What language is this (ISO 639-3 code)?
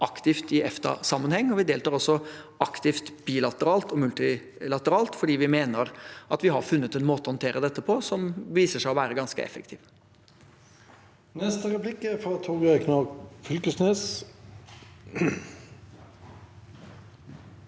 nor